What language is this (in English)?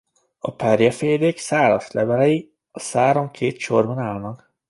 Hungarian